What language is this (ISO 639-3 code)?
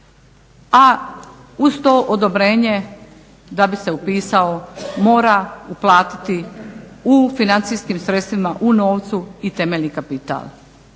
hrv